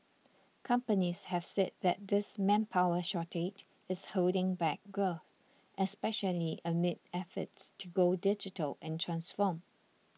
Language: English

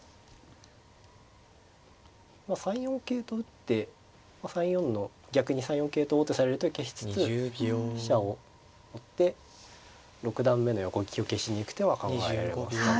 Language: Japanese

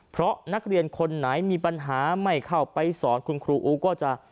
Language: Thai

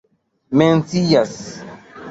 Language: Esperanto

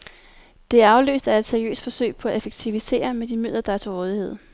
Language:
Danish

